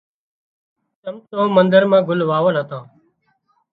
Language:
Wadiyara Koli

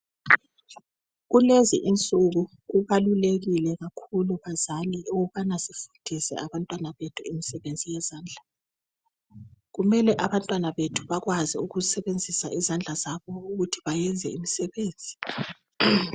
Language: North Ndebele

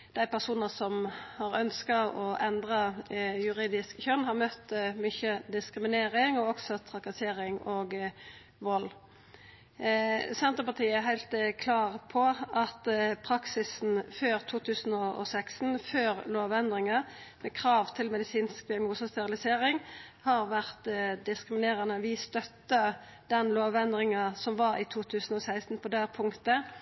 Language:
Norwegian Nynorsk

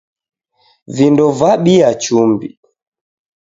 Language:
Taita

